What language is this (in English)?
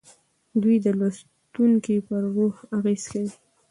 Pashto